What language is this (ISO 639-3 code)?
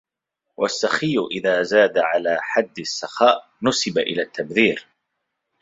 ara